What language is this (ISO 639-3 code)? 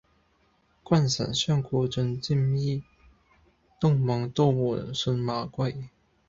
yue